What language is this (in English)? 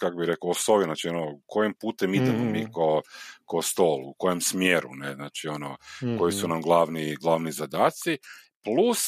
Croatian